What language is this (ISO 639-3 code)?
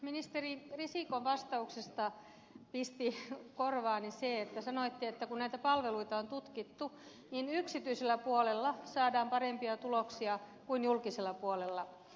fin